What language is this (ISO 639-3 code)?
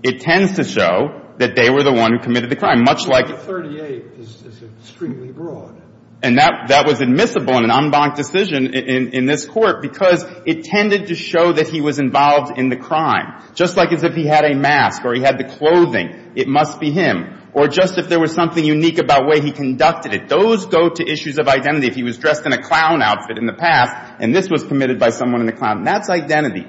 eng